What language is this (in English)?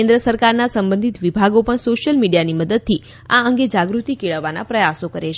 Gujarati